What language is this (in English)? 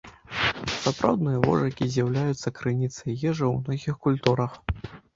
Belarusian